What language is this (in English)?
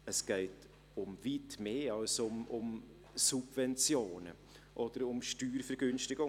Swiss German